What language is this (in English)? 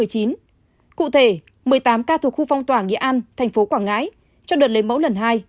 Vietnamese